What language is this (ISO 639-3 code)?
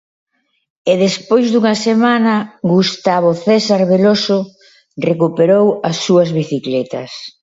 glg